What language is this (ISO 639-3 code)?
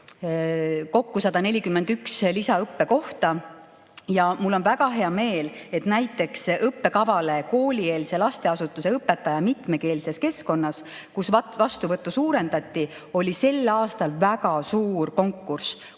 est